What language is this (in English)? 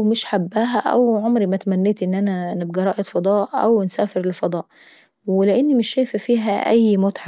Saidi Arabic